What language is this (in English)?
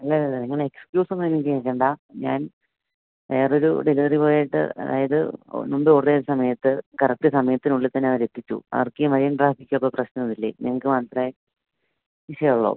Malayalam